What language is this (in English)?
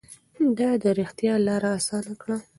Pashto